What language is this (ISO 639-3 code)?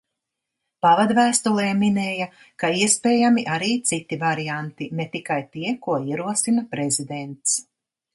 lav